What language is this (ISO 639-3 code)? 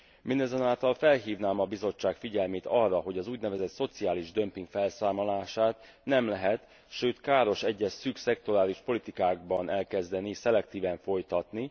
hun